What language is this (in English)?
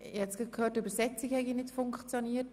Swiss German